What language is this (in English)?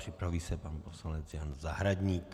Czech